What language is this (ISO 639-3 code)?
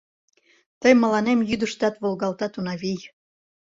chm